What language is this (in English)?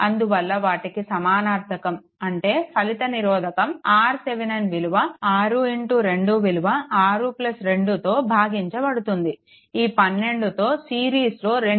Telugu